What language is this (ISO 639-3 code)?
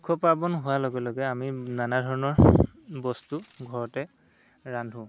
asm